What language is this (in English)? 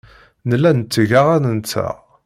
Kabyle